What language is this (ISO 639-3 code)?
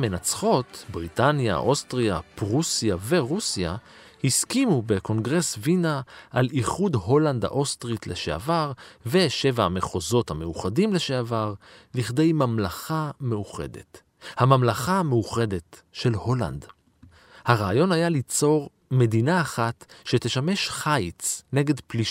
heb